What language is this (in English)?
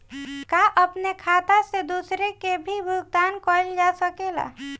Bhojpuri